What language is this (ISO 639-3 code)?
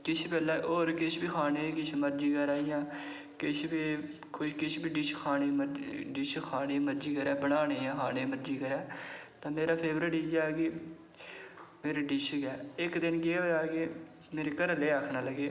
doi